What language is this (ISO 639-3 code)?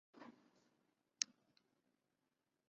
cnh